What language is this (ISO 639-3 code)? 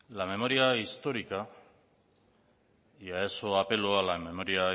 spa